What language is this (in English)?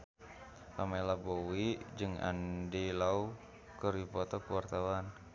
Sundanese